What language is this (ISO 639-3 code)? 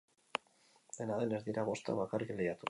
eus